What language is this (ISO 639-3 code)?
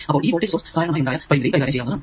mal